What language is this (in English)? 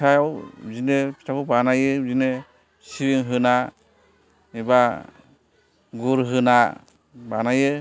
Bodo